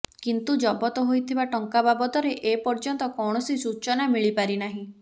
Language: Odia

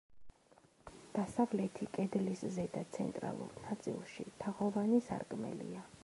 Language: Georgian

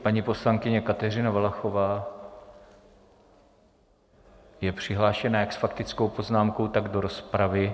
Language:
Czech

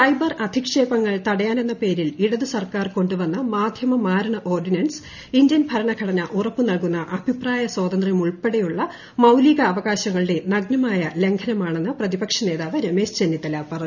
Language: Malayalam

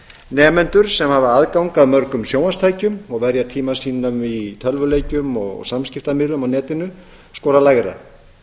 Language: Icelandic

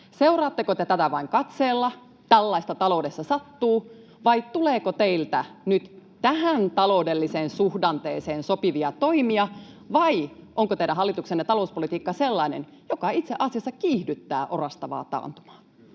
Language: Finnish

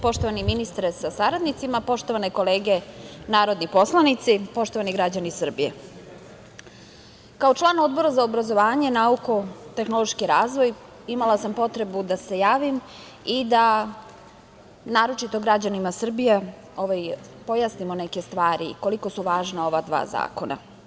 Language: Serbian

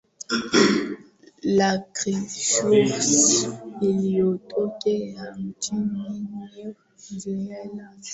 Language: Swahili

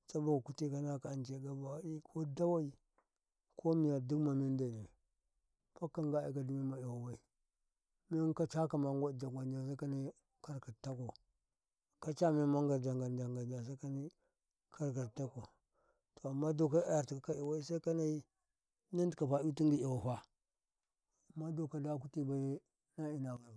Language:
Karekare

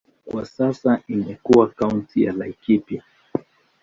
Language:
Swahili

